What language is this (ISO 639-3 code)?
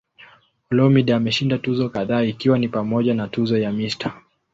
swa